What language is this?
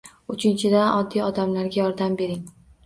Uzbek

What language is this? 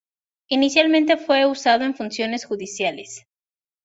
Spanish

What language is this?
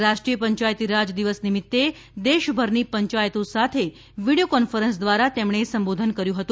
Gujarati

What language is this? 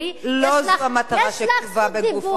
Hebrew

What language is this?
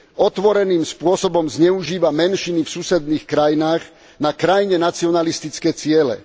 Slovak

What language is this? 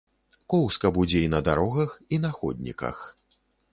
Belarusian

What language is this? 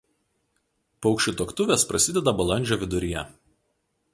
Lithuanian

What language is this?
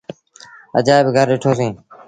Sindhi Bhil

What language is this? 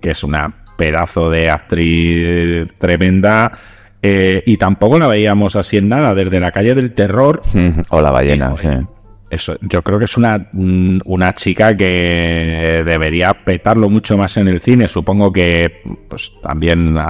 Spanish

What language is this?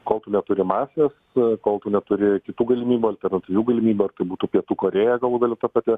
Lithuanian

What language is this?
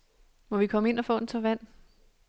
Danish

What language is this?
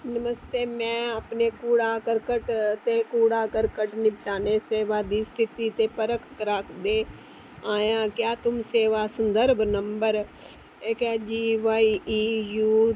Dogri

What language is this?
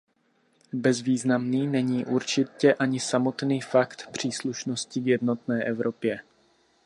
Czech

